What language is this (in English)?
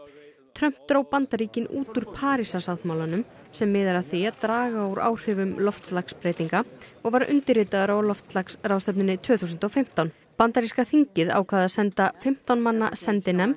Icelandic